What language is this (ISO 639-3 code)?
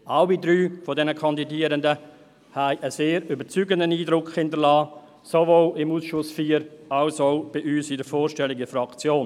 gsw